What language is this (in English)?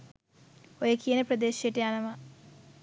Sinhala